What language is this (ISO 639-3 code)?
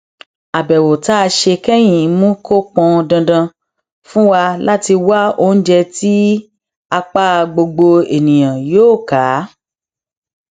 yor